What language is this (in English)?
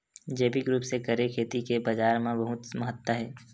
Chhattisgarhi